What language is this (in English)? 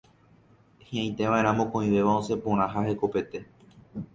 Guarani